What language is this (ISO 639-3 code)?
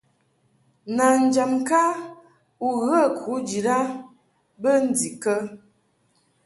mhk